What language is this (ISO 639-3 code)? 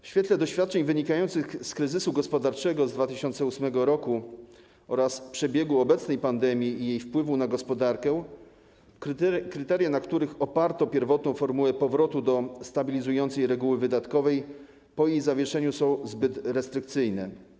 pol